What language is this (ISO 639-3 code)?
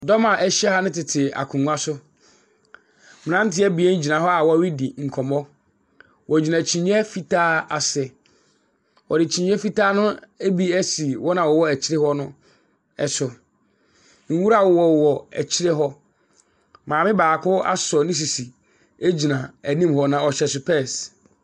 aka